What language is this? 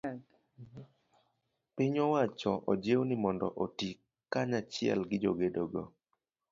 Luo (Kenya and Tanzania)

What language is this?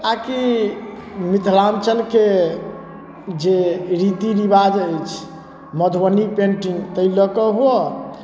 Maithili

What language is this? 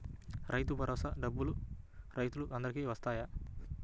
Telugu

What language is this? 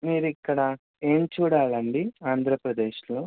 Telugu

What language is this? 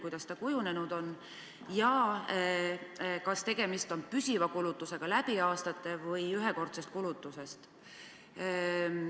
Estonian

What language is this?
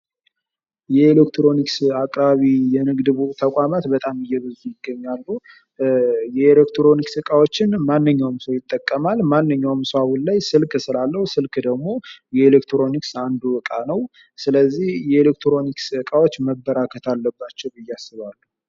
Amharic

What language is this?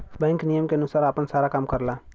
Bhojpuri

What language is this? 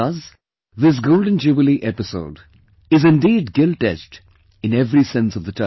English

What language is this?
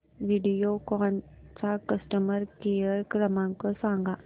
Marathi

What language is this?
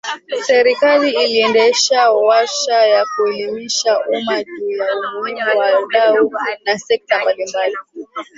Swahili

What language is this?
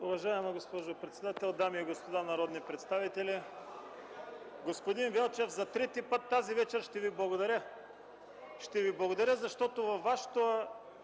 Bulgarian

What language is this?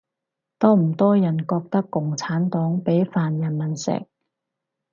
Cantonese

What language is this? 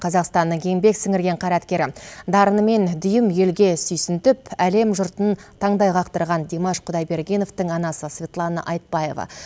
Kazakh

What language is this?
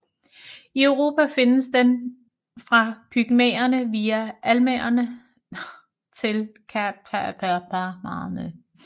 Danish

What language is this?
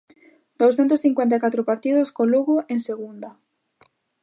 Galician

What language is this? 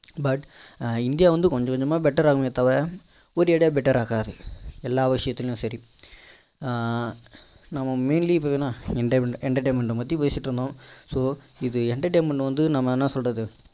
Tamil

